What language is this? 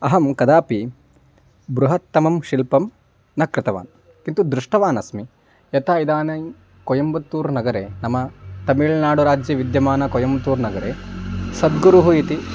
Sanskrit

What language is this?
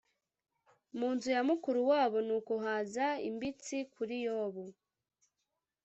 Kinyarwanda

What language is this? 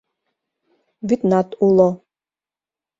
Mari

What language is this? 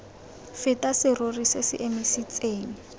Tswana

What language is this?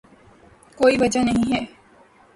Urdu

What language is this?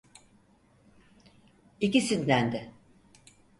Turkish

